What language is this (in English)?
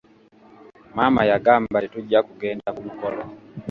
Ganda